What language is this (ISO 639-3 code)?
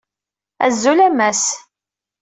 kab